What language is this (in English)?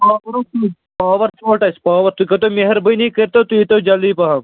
Kashmiri